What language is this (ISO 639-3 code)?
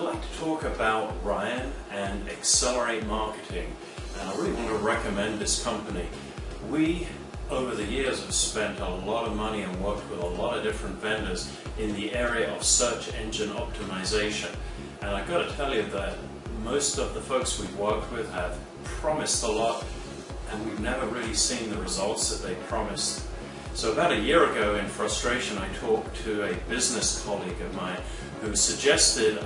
eng